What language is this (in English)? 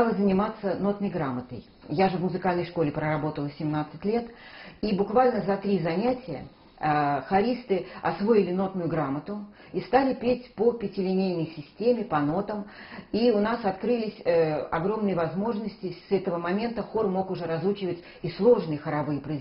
Russian